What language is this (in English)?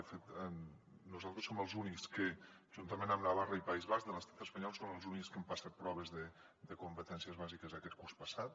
Catalan